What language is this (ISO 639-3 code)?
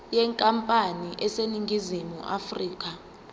zul